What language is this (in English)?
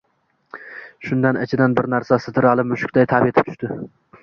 Uzbek